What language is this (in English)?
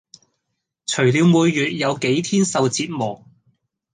Cantonese